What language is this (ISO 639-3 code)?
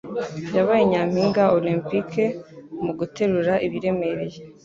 kin